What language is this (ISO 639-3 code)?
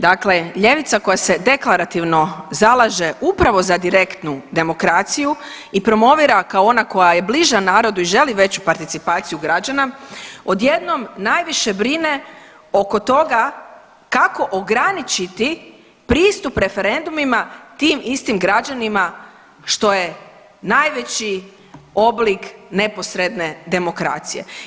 hrv